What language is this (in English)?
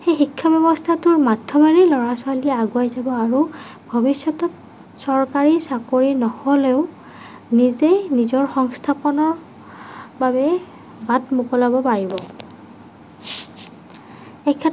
Assamese